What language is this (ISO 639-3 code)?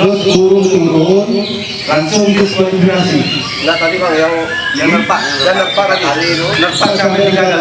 ind